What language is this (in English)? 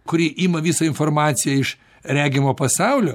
Lithuanian